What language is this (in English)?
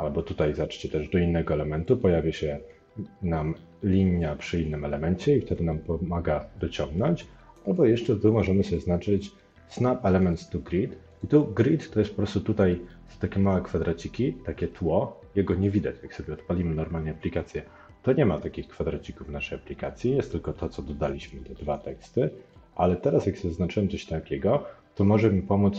Polish